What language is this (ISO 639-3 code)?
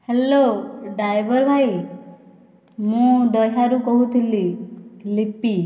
ori